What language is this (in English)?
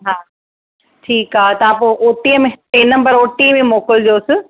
Sindhi